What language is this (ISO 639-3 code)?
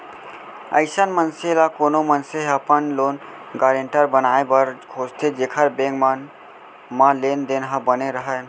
hne